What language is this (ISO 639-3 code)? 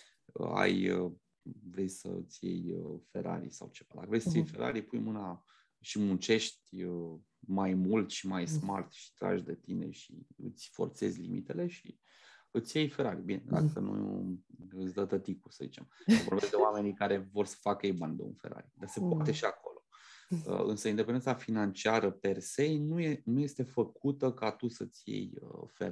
ron